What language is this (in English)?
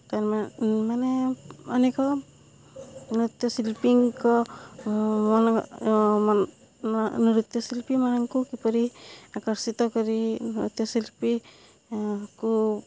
Odia